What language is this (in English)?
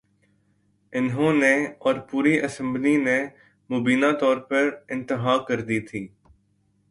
Urdu